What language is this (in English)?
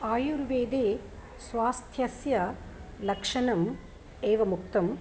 Sanskrit